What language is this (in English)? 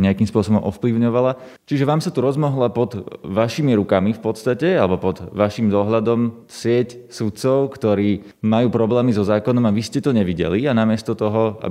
Slovak